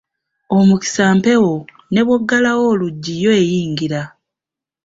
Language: Ganda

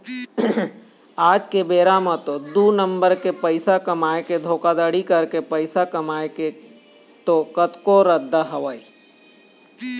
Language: Chhattisgarhi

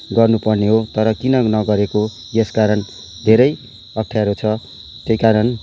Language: Nepali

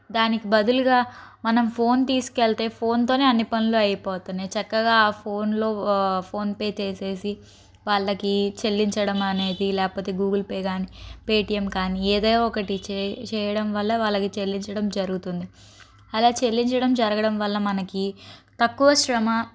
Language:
Telugu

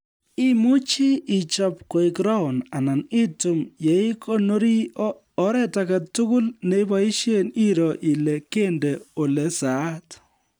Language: Kalenjin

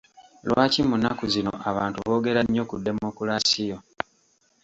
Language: Ganda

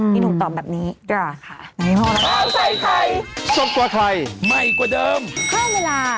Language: Thai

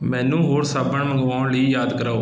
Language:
Punjabi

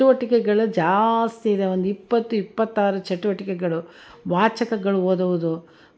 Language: Kannada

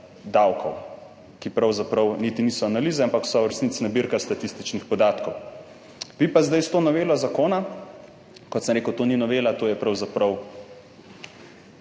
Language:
Slovenian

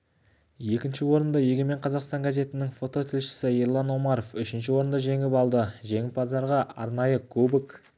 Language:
Kazakh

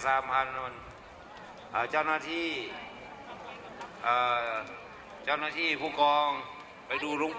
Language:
Thai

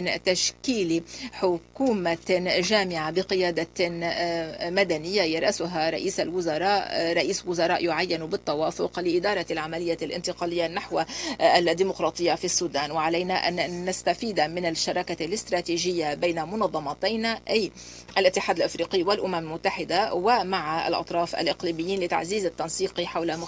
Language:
Arabic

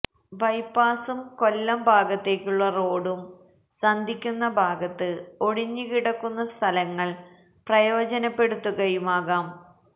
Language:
Malayalam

